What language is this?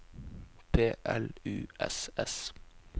Norwegian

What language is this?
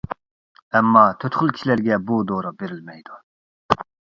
Uyghur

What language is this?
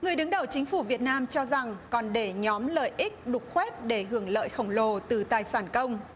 Vietnamese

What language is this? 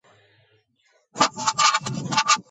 Georgian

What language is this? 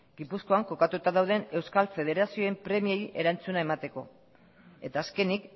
Basque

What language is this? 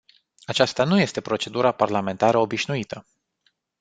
Romanian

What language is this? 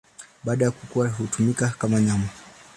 Swahili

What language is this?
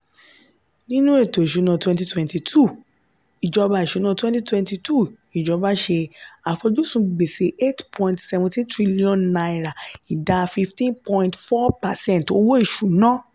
Yoruba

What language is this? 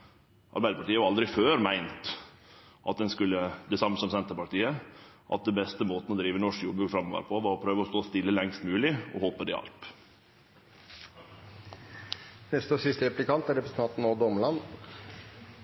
Norwegian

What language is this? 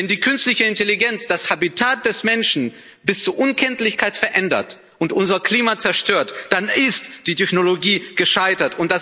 German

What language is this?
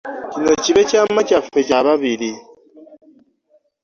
Ganda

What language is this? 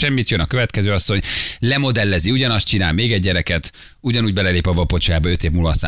Hungarian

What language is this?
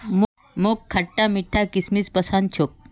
Magahi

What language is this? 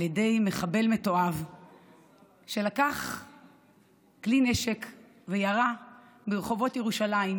Hebrew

